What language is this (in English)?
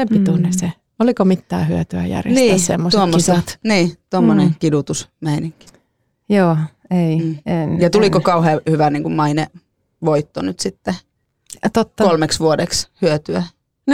Finnish